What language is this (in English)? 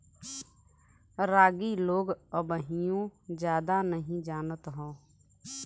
Bhojpuri